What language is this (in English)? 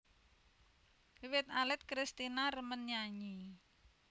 Javanese